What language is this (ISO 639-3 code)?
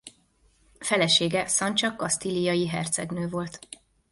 hun